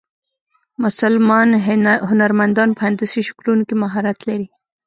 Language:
Pashto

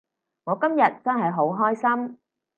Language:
Cantonese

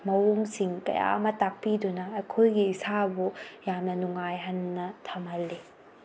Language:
Manipuri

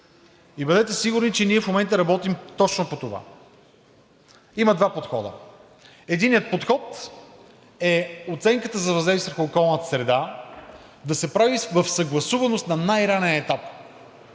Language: Bulgarian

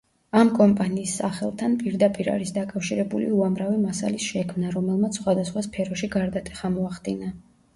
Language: Georgian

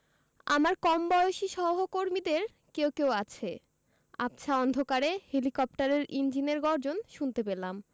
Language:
Bangla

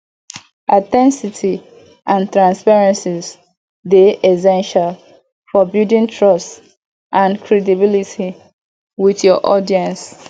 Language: Nigerian Pidgin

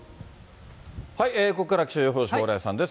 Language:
Japanese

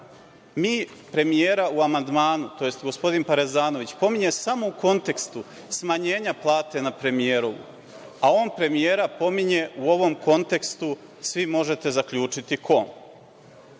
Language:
Serbian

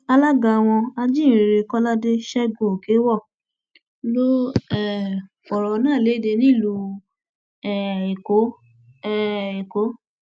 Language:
Yoruba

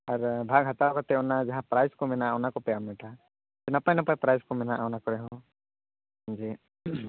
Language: Santali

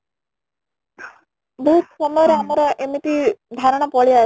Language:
Odia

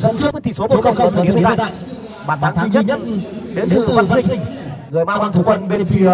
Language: Vietnamese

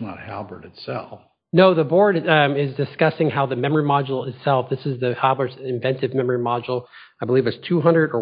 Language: English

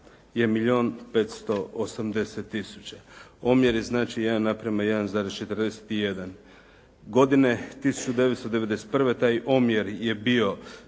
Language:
Croatian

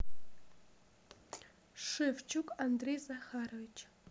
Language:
Russian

